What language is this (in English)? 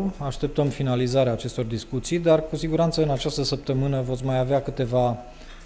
Romanian